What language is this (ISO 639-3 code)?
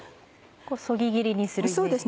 jpn